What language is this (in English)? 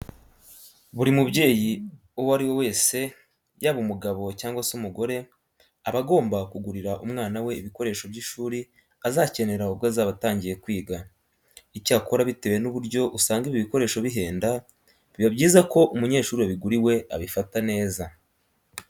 Kinyarwanda